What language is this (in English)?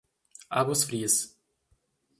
Portuguese